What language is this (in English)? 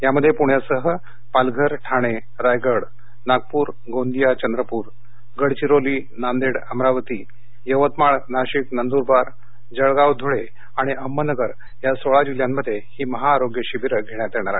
Marathi